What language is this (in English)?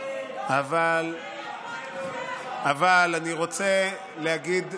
Hebrew